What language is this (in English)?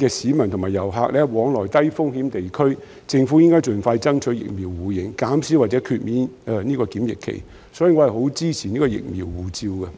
Cantonese